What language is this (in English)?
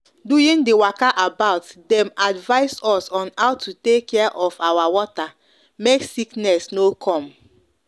Nigerian Pidgin